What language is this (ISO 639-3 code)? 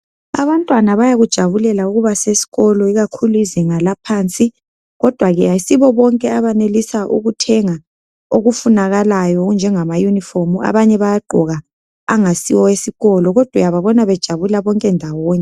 nde